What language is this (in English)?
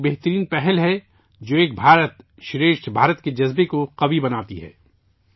Urdu